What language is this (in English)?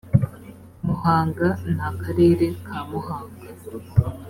Kinyarwanda